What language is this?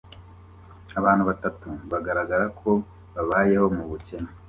Kinyarwanda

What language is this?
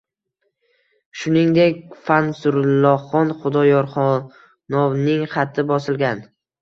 Uzbek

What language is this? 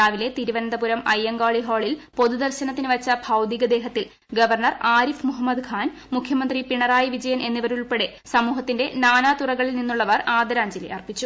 Malayalam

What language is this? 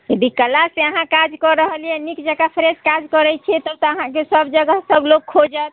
Maithili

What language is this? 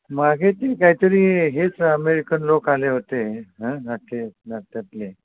Marathi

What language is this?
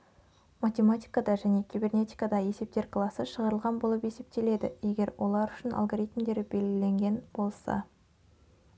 Kazakh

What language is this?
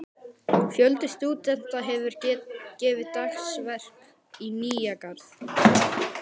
Icelandic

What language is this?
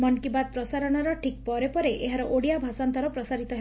Odia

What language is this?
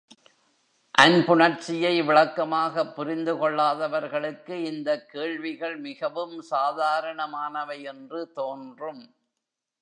Tamil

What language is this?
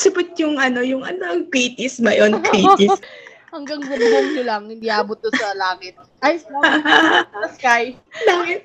Filipino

